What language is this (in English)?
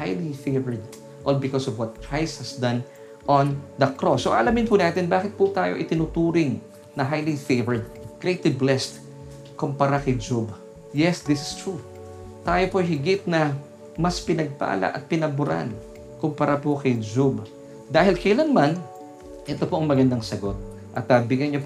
Filipino